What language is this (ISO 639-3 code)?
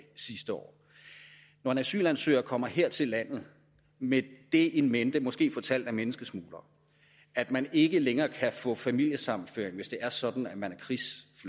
dan